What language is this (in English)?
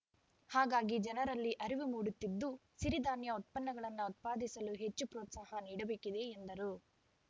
Kannada